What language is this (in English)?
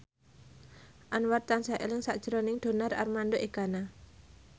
Javanese